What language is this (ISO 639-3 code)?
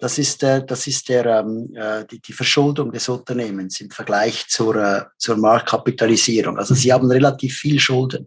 deu